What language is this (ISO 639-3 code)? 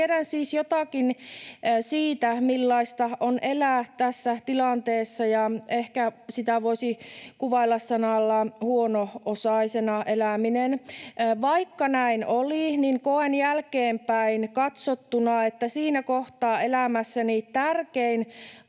fin